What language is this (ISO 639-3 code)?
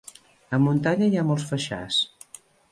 cat